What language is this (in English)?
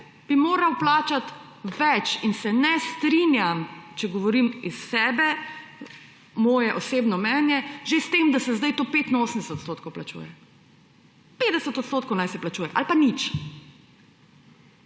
Slovenian